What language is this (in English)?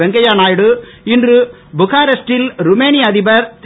Tamil